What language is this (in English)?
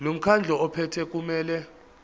Zulu